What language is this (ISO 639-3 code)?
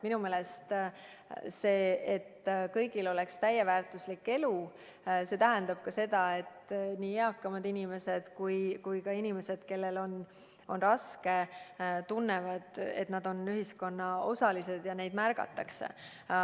est